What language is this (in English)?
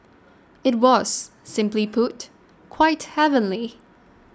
English